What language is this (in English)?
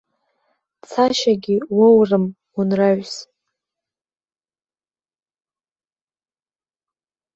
Abkhazian